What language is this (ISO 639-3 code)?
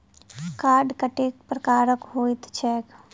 mai